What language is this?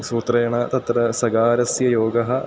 Sanskrit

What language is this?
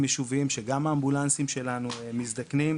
Hebrew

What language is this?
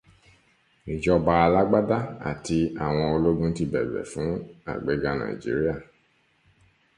Yoruba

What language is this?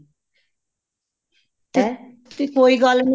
Punjabi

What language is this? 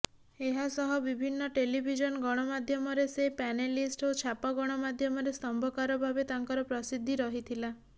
Odia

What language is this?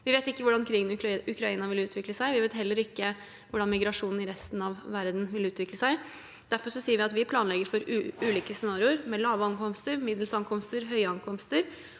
Norwegian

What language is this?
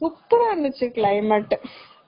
Tamil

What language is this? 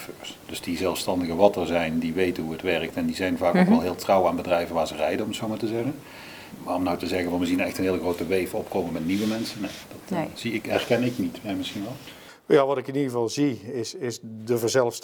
Dutch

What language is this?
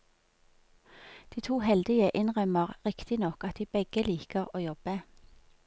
Norwegian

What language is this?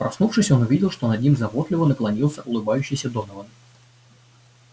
Russian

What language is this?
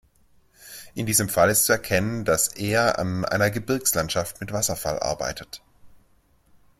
German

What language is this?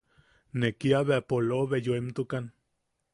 Yaqui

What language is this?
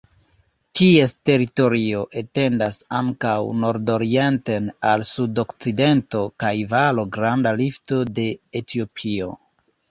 Esperanto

